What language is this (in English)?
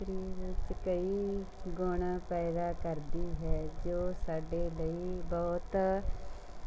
Punjabi